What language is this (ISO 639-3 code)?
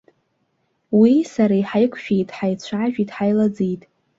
abk